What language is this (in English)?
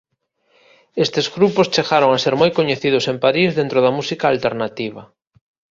Galician